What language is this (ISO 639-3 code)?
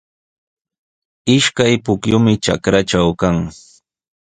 qws